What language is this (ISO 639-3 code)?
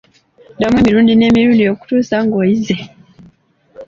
lug